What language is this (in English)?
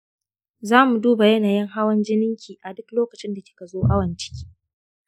Hausa